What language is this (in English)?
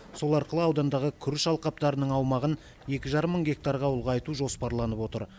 Kazakh